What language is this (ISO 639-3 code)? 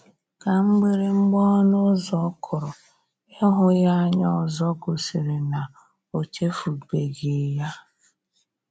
ibo